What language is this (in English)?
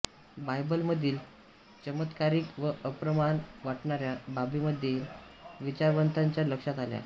Marathi